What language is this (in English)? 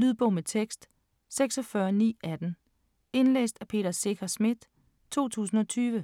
Danish